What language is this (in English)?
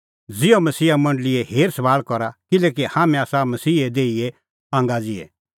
Kullu Pahari